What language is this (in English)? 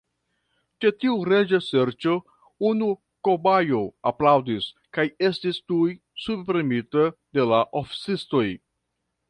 Esperanto